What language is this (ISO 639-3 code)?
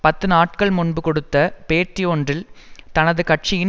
tam